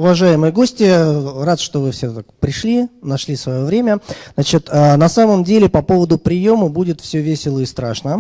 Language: Russian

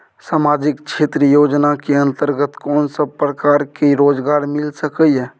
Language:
Maithili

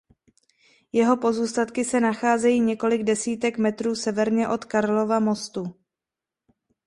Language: Czech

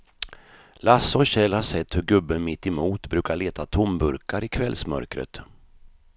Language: Swedish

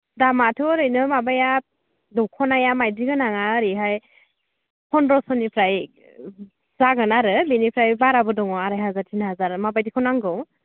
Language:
Bodo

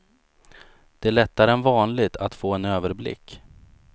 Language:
Swedish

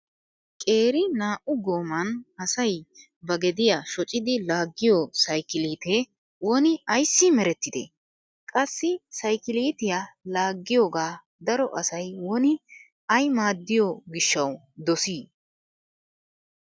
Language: Wolaytta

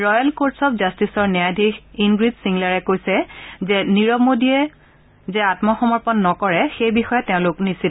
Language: Assamese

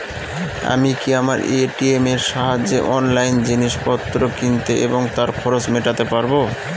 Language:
Bangla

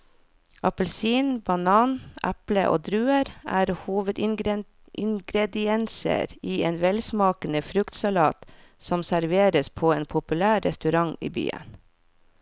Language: Norwegian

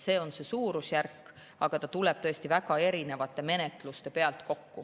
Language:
Estonian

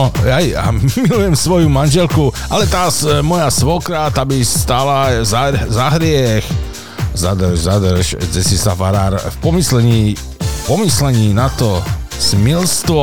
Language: Slovak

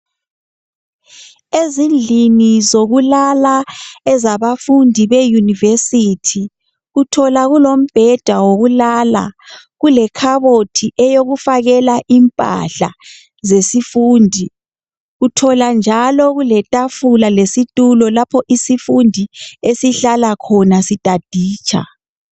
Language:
North Ndebele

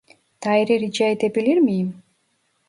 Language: Turkish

